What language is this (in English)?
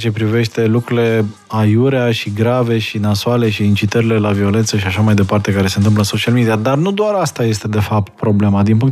Romanian